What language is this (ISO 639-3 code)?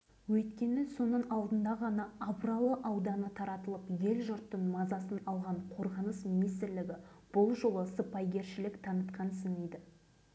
kaz